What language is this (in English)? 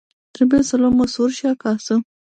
Romanian